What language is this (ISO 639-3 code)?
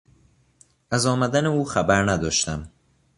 fas